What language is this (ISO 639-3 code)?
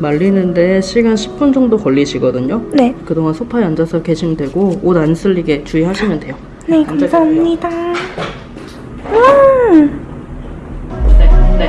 kor